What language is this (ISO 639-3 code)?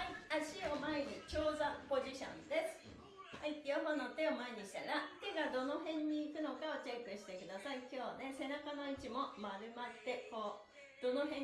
jpn